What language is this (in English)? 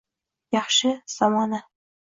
Uzbek